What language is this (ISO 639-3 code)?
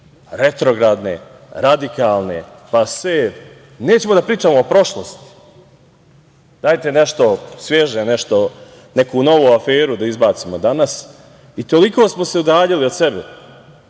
srp